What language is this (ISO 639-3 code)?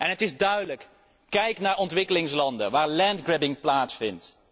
nld